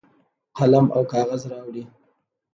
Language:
Pashto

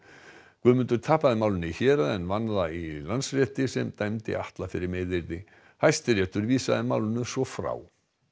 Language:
Icelandic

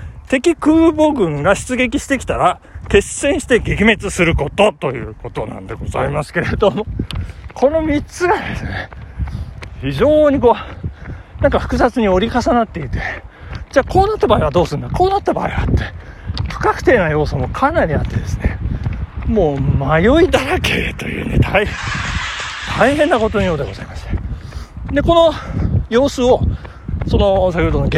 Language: Japanese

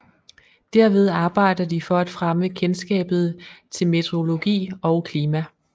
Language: Danish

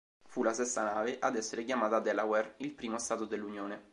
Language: Italian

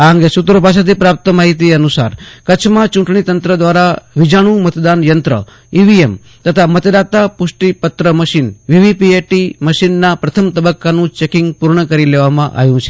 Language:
Gujarati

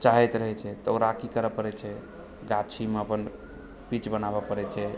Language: Maithili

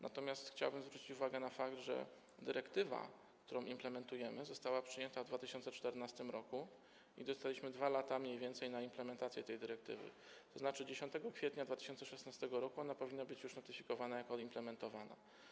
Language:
Polish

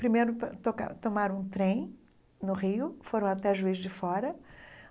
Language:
Portuguese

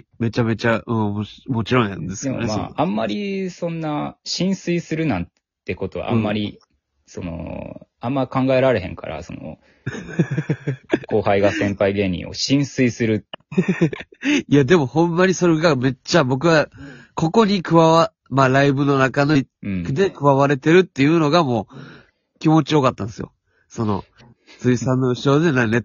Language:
Japanese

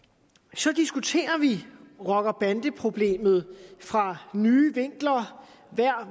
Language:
Danish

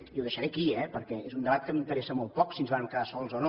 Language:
Catalan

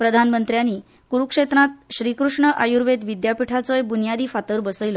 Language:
Konkani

